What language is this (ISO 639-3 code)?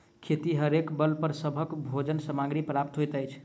mai